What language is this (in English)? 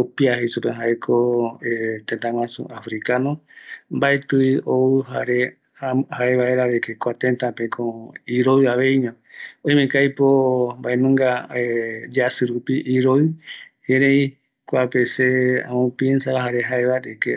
Eastern Bolivian Guaraní